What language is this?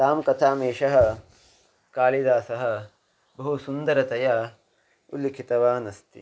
Sanskrit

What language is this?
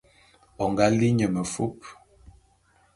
Bulu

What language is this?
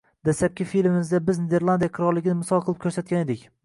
Uzbek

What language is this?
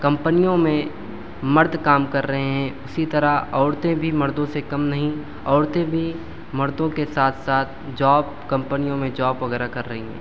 Urdu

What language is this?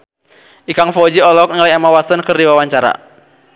Sundanese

